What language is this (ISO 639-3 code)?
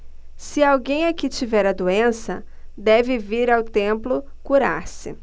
por